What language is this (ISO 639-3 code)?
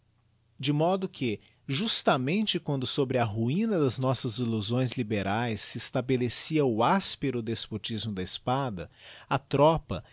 por